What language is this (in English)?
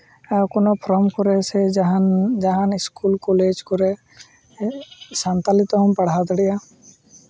Santali